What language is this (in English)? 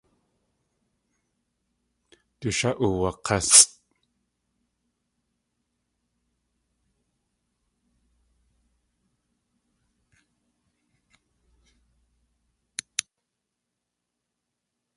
Tlingit